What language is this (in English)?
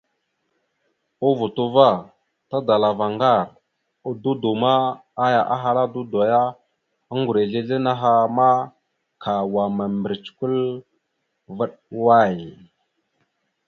Mada (Cameroon)